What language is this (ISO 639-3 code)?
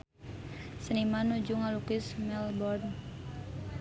sun